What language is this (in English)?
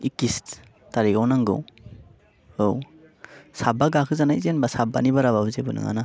Bodo